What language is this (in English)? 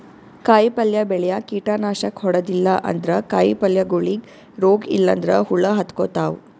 Kannada